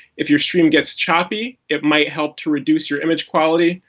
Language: English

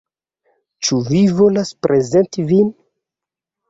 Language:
Esperanto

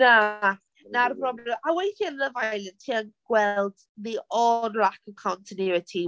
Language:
Welsh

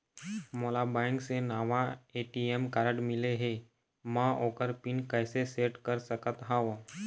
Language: Chhattisgarhi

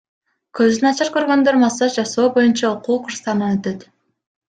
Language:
Kyrgyz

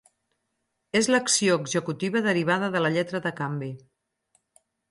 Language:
Catalan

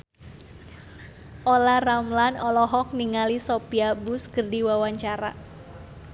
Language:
Sundanese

